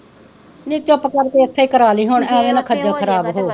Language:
Punjabi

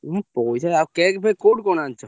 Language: Odia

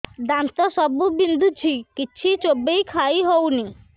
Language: Odia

